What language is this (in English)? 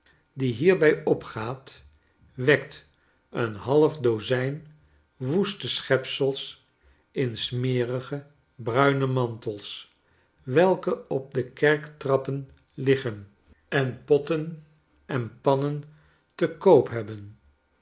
Dutch